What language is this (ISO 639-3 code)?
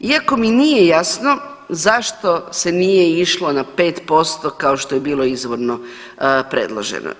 hrv